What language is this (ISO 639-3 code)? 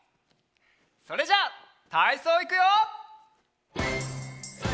jpn